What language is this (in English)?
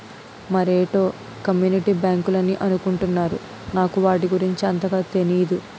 Telugu